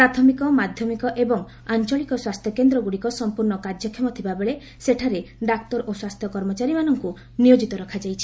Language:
Odia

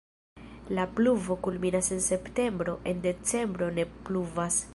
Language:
Esperanto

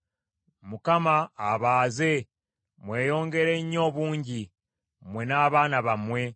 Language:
Ganda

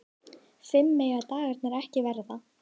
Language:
Icelandic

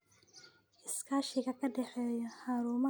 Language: Somali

